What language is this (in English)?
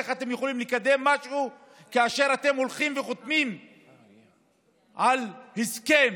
Hebrew